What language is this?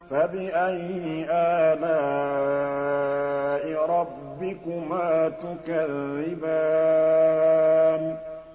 Arabic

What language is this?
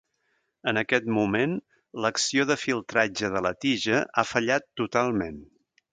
Catalan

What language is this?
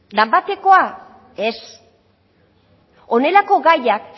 Basque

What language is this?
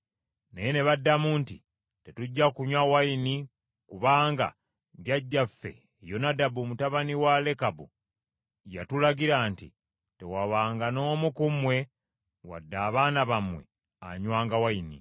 Ganda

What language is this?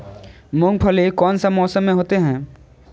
Magahi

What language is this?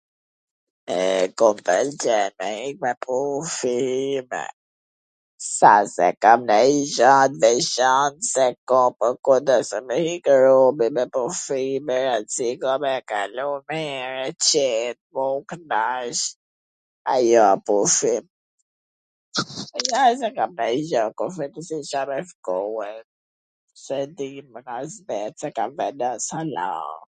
Gheg Albanian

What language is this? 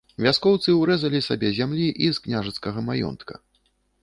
Belarusian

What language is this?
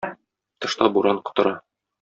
Tatar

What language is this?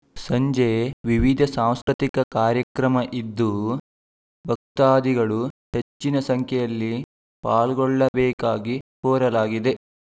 Kannada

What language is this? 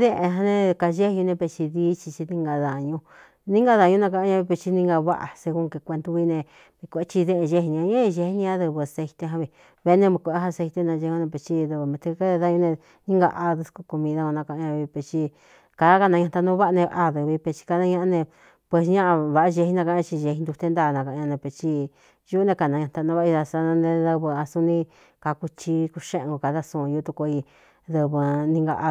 Cuyamecalco Mixtec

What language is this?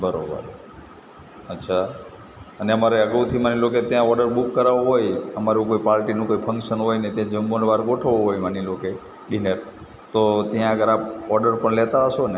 Gujarati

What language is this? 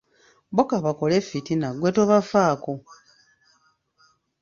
Ganda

